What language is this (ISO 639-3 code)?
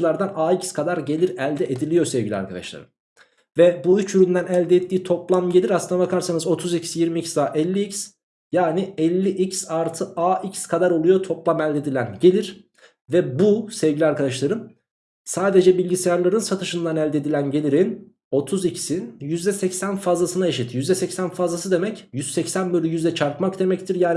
tur